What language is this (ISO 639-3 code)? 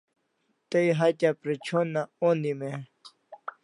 kls